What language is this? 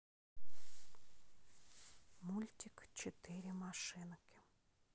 Russian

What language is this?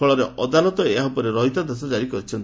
Odia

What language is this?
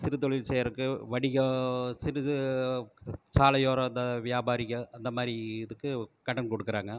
Tamil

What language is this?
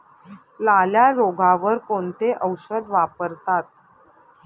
Marathi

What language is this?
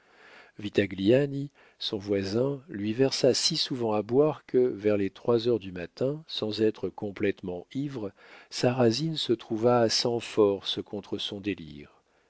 French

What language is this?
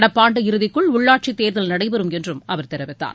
Tamil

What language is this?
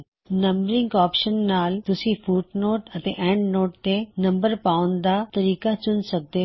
Punjabi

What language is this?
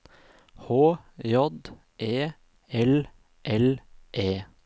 Norwegian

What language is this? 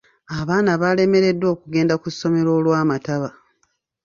Ganda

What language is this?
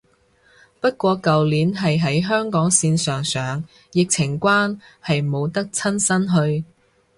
Cantonese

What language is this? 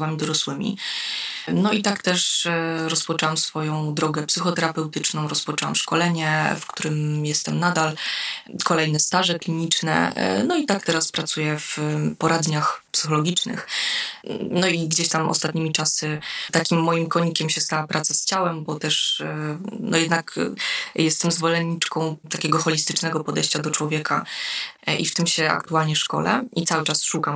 Polish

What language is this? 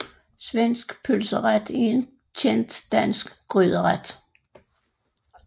Danish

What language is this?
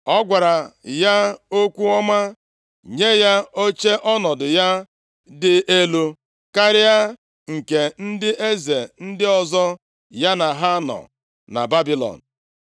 Igbo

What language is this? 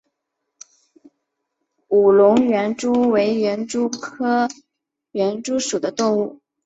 Chinese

